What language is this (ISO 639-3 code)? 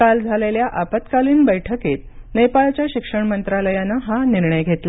mar